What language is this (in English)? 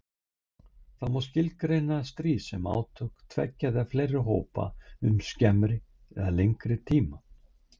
Icelandic